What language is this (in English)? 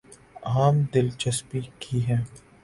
Urdu